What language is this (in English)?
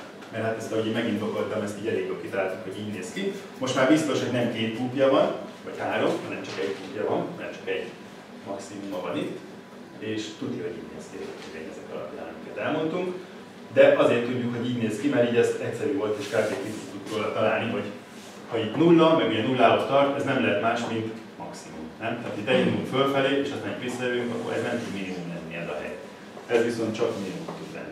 Hungarian